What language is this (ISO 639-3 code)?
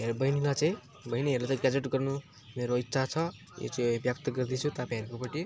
nep